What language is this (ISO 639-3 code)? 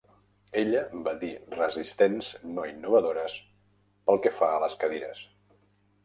cat